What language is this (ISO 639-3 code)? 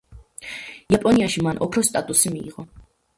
kat